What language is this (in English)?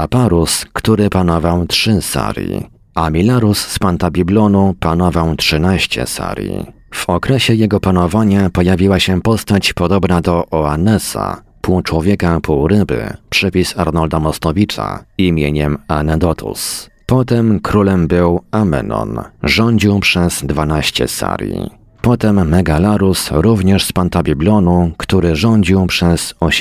Polish